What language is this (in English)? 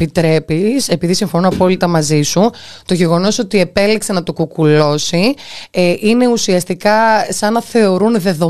Greek